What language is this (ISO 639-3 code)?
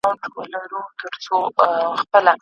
pus